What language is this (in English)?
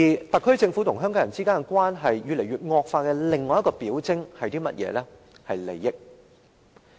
Cantonese